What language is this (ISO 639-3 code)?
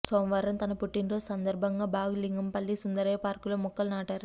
tel